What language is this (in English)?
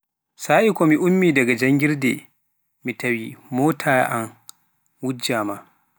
Pular